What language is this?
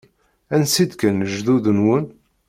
Kabyle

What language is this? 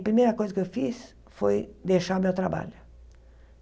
Portuguese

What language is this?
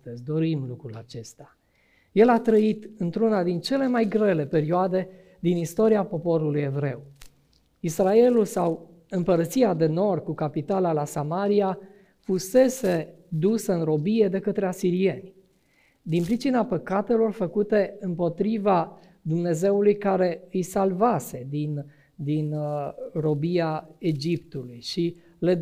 Romanian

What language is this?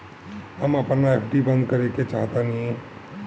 Bhojpuri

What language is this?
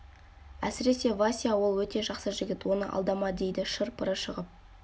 Kazakh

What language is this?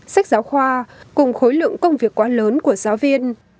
Vietnamese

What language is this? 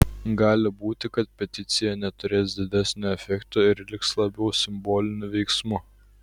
Lithuanian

